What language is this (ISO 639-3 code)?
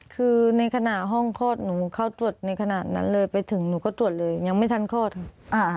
tha